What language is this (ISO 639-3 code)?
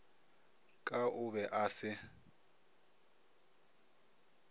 nso